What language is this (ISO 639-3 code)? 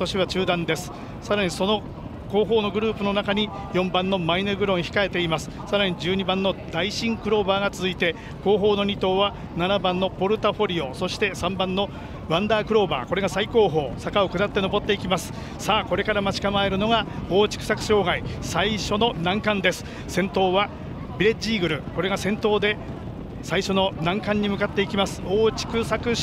jpn